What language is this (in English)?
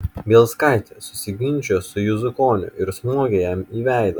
Lithuanian